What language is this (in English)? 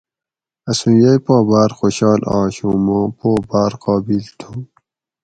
Gawri